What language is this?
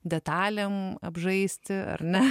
Lithuanian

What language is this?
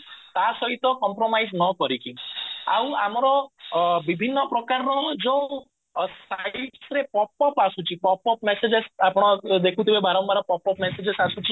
Odia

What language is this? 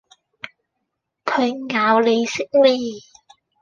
Cantonese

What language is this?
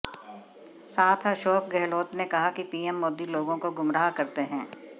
Hindi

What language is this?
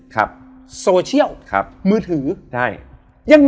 Thai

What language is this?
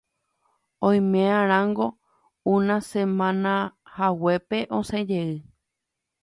Guarani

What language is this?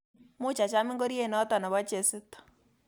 Kalenjin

